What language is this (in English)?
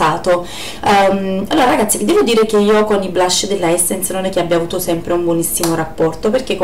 Italian